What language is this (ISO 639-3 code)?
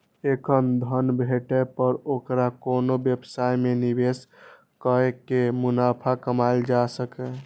mai